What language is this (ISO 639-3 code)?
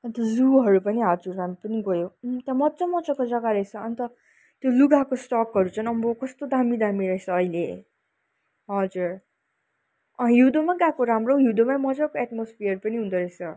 nep